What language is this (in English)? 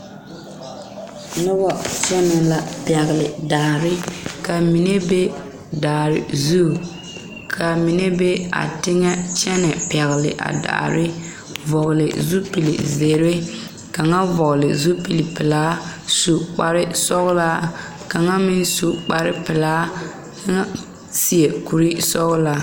Southern Dagaare